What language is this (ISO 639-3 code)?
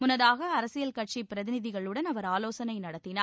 tam